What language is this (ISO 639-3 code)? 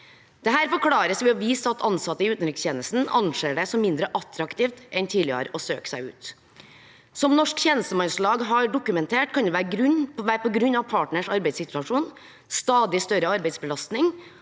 nor